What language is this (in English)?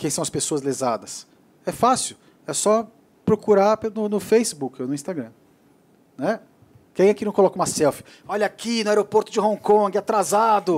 Portuguese